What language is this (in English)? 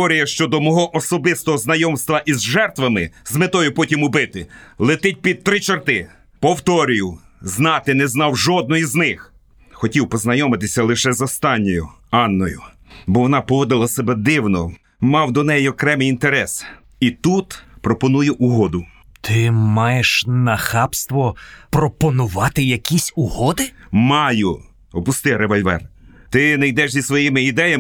Ukrainian